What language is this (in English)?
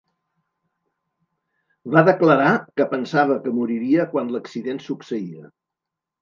Catalan